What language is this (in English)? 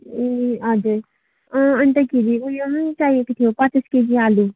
Nepali